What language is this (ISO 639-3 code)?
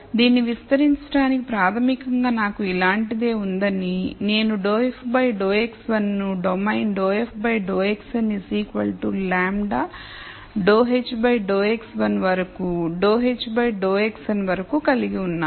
tel